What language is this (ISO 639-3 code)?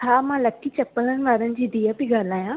snd